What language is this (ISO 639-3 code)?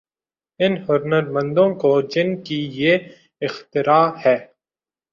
urd